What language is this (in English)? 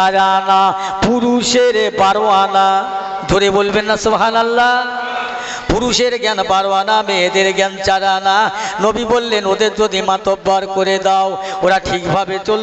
Hindi